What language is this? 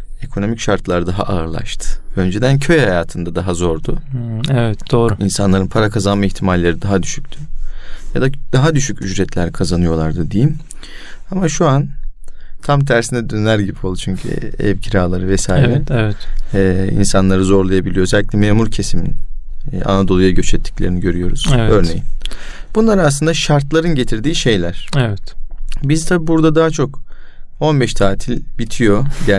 Turkish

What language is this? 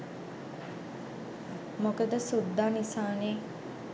Sinhala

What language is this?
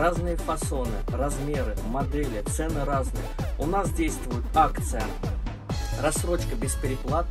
Russian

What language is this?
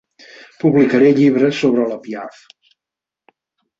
Catalan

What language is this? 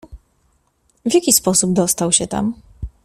Polish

